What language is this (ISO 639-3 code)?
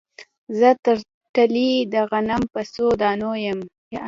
pus